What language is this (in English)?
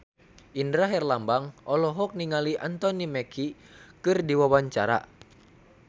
Sundanese